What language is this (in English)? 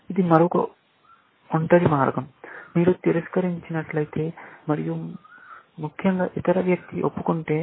Telugu